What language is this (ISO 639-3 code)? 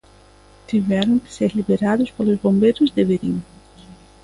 glg